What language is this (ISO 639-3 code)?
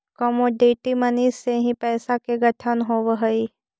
mag